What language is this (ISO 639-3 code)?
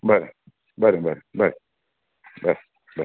kok